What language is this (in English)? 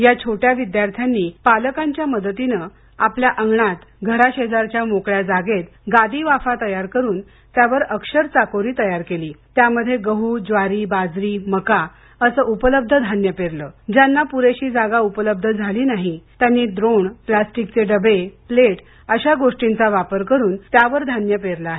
Marathi